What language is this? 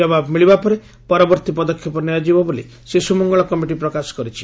Odia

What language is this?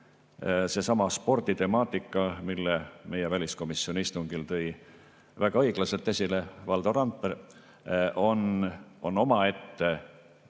Estonian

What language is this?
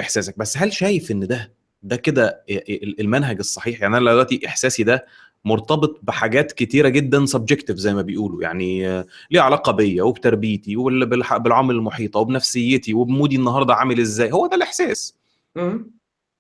Arabic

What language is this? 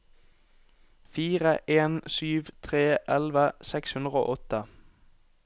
Norwegian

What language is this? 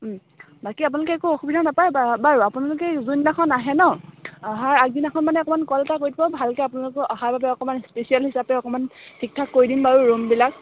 Assamese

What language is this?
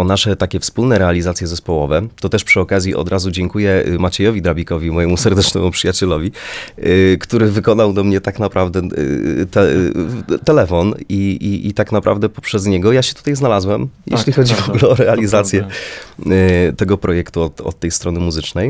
Polish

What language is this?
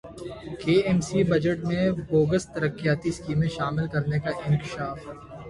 Urdu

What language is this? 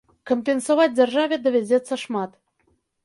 Belarusian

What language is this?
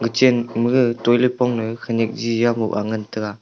Wancho Naga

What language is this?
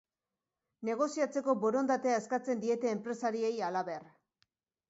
Basque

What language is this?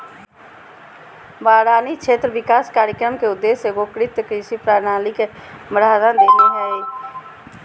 Magahi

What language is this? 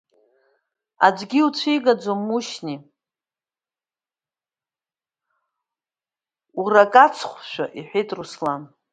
Abkhazian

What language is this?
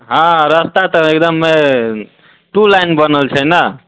Maithili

